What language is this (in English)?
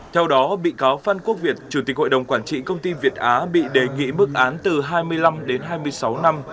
Vietnamese